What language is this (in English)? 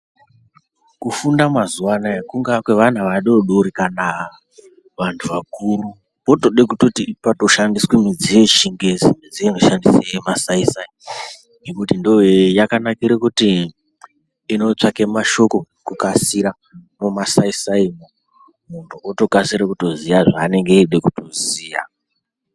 Ndau